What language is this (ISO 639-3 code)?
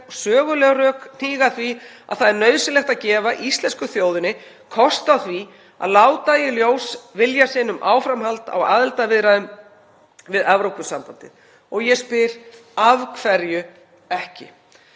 isl